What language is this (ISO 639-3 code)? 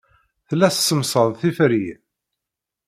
kab